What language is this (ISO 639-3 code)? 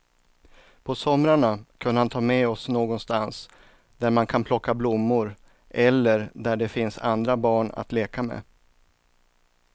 swe